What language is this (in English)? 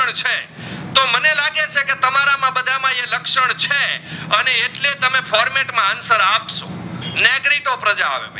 Gujarati